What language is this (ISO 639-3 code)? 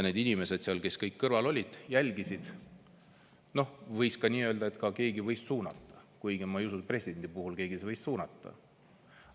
est